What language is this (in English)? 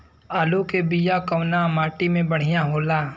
Bhojpuri